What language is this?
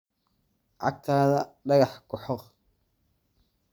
Somali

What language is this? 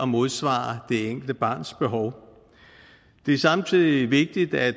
Danish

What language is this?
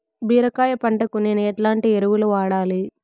Telugu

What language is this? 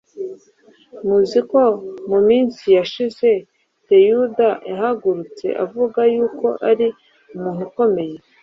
Kinyarwanda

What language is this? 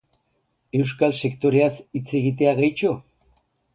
Basque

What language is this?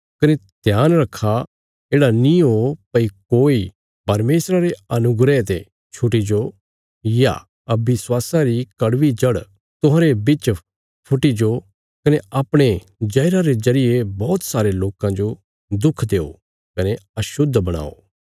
Bilaspuri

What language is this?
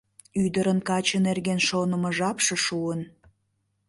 Mari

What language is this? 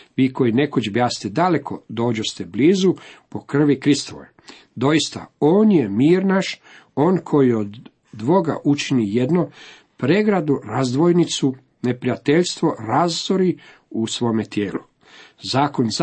Croatian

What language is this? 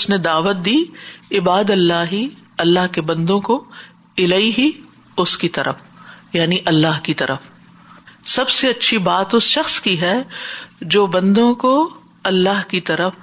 Urdu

